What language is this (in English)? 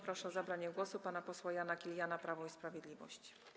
Polish